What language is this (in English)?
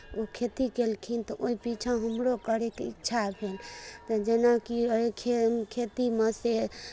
Maithili